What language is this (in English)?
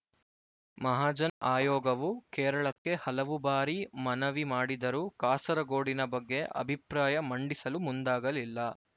Kannada